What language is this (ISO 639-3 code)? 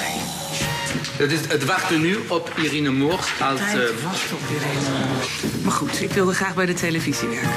nld